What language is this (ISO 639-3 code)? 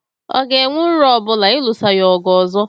ibo